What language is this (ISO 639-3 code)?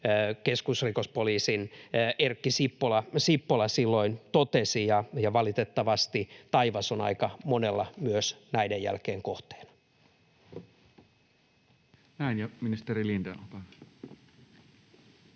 fin